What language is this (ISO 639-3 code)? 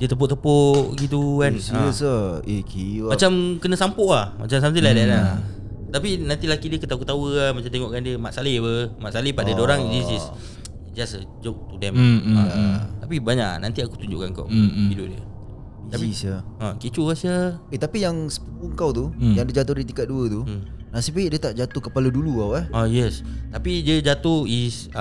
msa